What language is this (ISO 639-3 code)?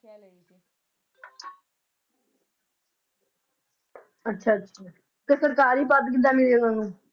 pan